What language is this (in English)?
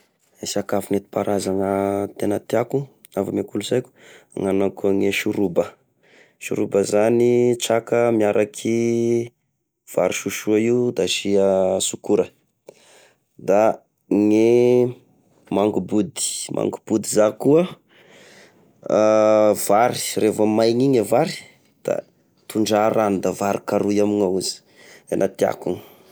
Tesaka Malagasy